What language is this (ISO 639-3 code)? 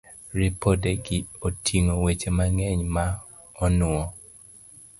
luo